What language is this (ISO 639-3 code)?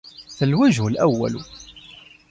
ara